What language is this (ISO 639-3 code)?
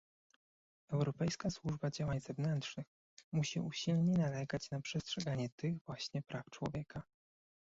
pol